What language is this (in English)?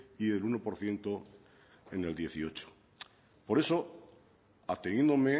Spanish